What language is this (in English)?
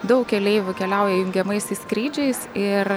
Lithuanian